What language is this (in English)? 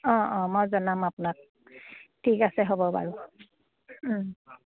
Assamese